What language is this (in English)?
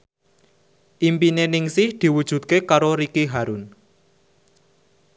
Javanese